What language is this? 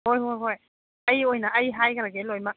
Manipuri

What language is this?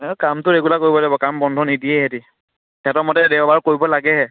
Assamese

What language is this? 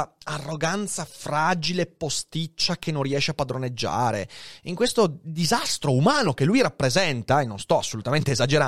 Italian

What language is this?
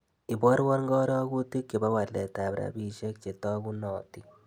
Kalenjin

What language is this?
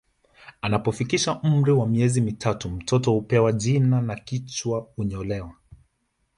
Swahili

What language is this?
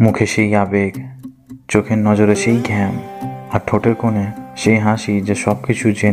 Hindi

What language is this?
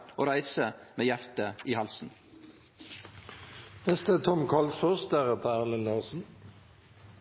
Norwegian Nynorsk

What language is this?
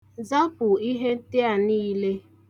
Igbo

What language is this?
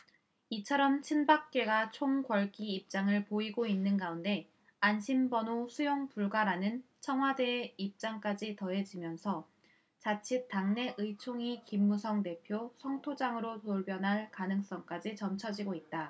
Korean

